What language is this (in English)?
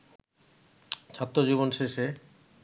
Bangla